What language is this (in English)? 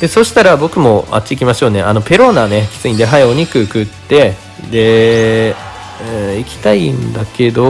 Japanese